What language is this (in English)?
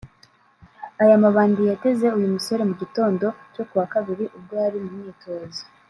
Kinyarwanda